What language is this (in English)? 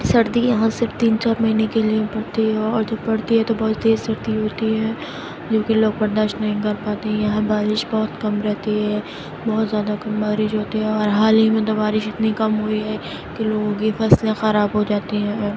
Urdu